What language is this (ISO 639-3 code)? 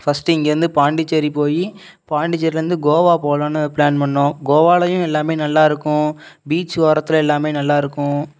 tam